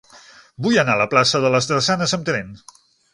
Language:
Catalan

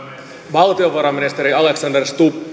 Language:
Finnish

